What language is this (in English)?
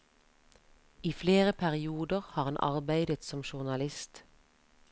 Norwegian